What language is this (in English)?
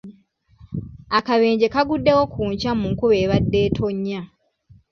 Ganda